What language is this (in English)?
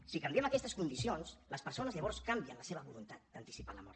Catalan